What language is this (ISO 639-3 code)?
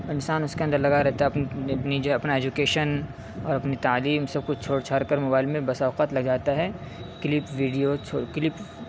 urd